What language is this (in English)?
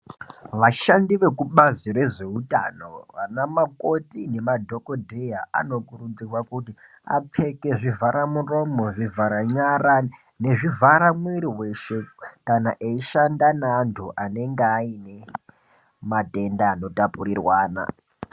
Ndau